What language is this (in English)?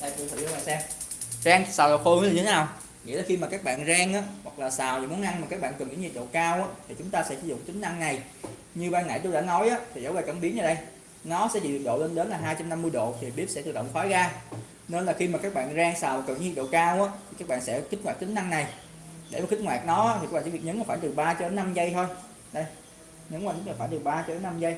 Vietnamese